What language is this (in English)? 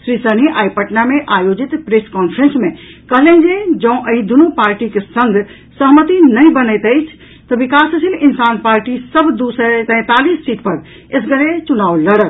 Maithili